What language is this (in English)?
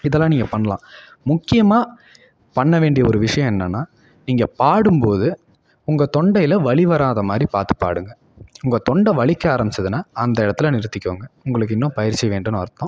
Tamil